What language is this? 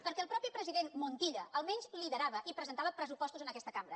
Catalan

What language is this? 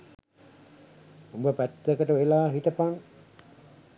Sinhala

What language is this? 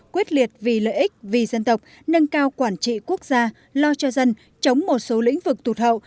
Vietnamese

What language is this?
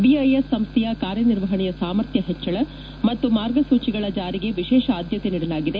Kannada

